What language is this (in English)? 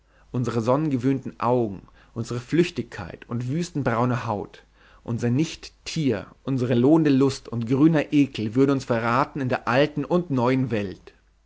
German